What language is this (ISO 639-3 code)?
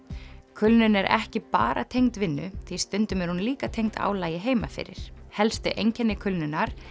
isl